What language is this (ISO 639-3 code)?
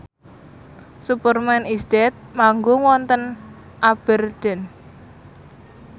jav